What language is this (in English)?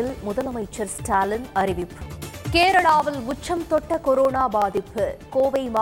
Tamil